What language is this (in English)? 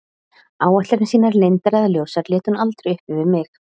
Icelandic